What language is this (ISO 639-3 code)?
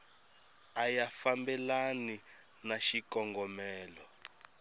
tso